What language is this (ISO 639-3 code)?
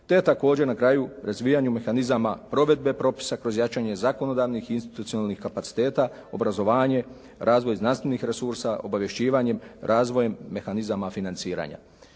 hrv